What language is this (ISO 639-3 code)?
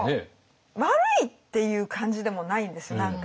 jpn